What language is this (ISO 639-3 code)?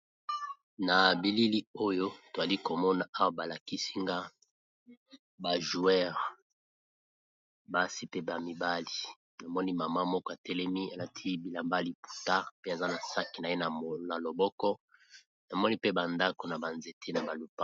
lin